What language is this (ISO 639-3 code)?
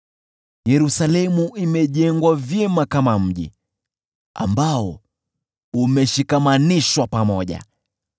swa